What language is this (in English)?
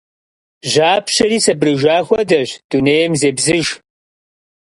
Kabardian